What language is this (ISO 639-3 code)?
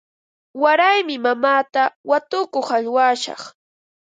qva